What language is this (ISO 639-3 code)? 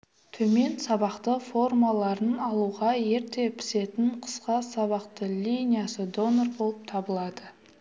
kaz